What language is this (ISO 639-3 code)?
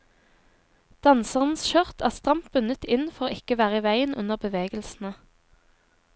nor